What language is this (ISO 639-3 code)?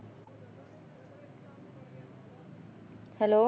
pan